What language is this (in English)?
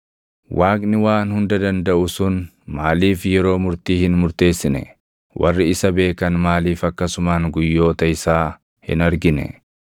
Oromo